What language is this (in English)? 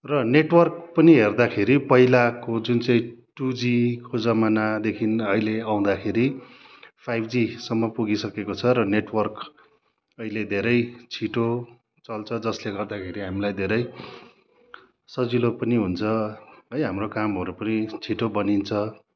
Nepali